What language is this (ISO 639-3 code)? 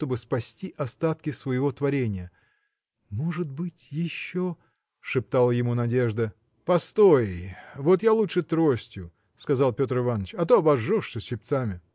rus